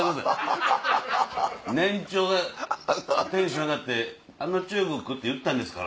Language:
Japanese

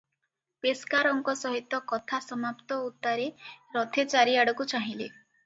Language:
Odia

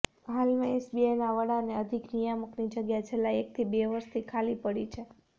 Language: Gujarati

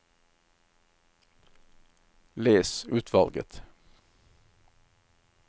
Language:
Norwegian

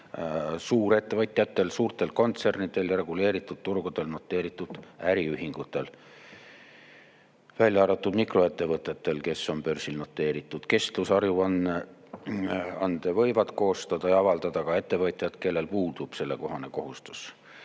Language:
Estonian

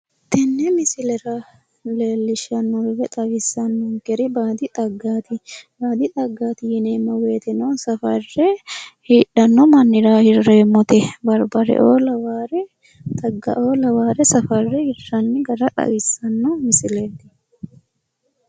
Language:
Sidamo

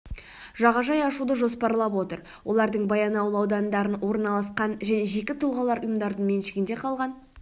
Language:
Kazakh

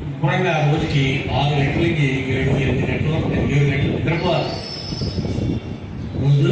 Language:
Telugu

